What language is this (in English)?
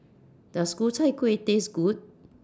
English